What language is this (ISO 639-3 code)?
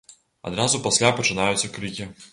bel